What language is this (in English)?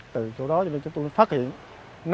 Vietnamese